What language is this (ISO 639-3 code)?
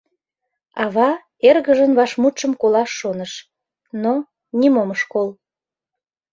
chm